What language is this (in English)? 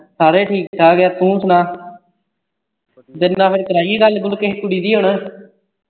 Punjabi